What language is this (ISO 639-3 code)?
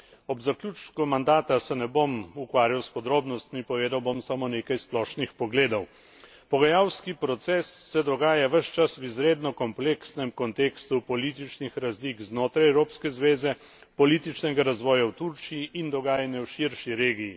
slv